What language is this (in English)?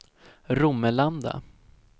Swedish